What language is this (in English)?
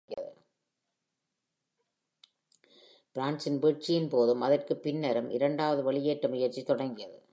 Tamil